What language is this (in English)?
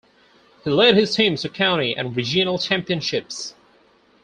English